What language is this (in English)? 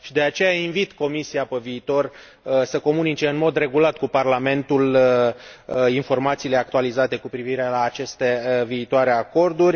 Romanian